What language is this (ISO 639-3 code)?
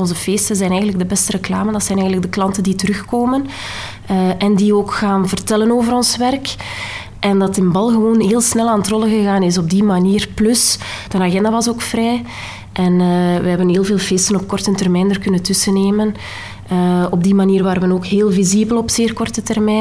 nld